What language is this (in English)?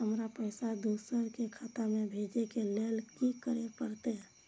Maithili